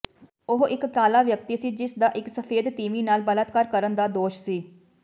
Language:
Punjabi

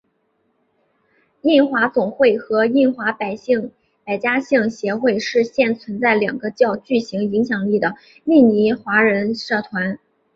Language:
Chinese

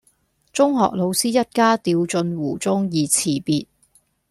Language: Cantonese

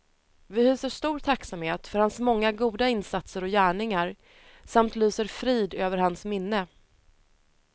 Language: Swedish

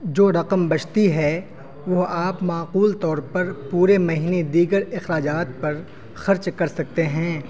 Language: Urdu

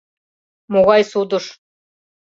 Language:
Mari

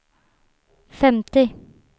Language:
Swedish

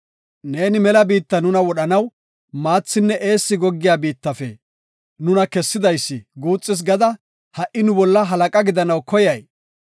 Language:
Gofa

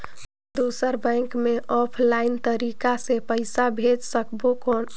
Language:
Chhattisgarhi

